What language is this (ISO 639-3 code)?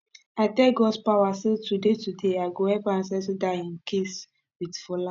pcm